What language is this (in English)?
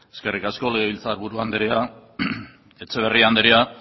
Basque